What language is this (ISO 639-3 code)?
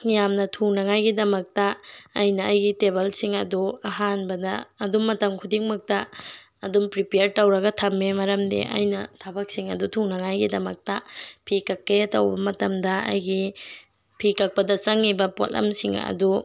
mni